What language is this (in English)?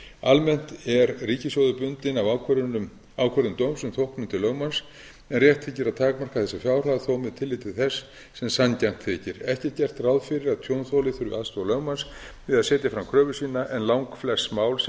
Icelandic